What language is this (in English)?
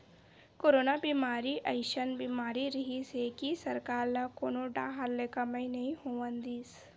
Chhattisgarhi